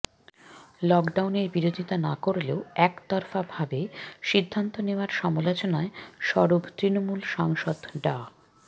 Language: Bangla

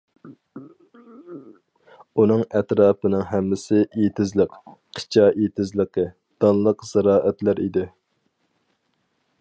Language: Uyghur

